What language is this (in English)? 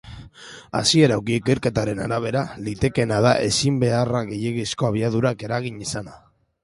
Basque